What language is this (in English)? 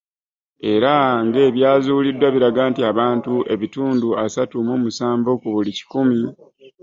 Ganda